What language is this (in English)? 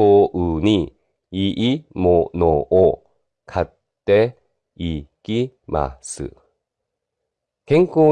Japanese